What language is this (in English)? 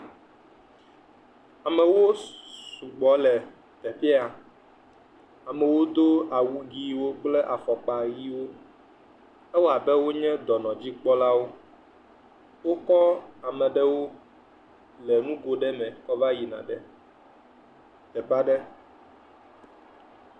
Ewe